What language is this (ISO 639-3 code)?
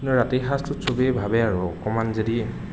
asm